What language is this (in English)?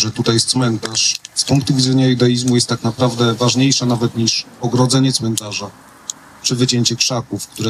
Polish